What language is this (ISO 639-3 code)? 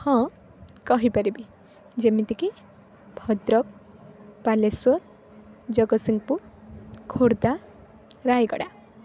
ori